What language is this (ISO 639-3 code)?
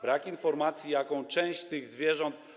pol